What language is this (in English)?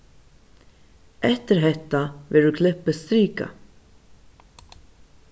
Faroese